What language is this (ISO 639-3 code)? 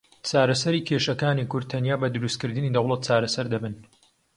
ckb